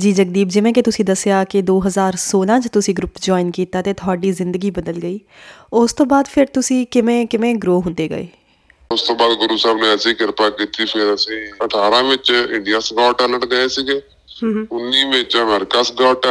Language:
Punjabi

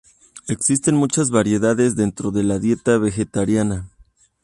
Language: Spanish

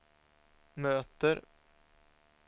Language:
Swedish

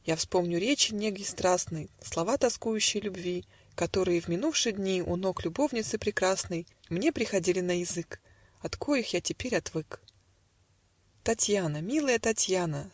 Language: Russian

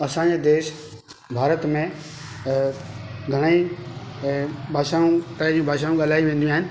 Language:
Sindhi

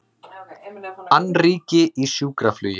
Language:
Icelandic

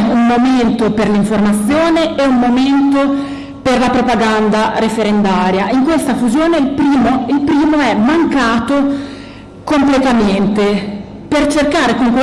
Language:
Italian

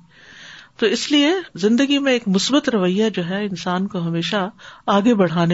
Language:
Urdu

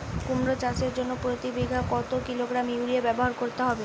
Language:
Bangla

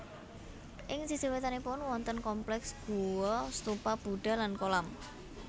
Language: Javanese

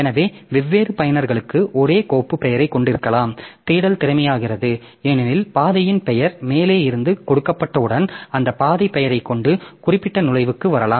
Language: Tamil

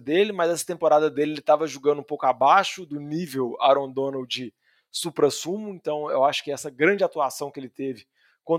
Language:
Portuguese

